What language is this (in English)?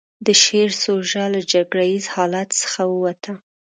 Pashto